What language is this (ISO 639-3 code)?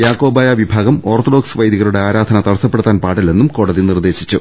mal